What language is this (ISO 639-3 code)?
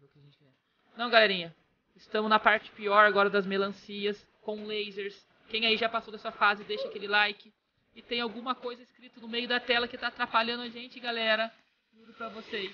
por